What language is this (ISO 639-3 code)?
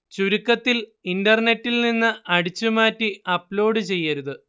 mal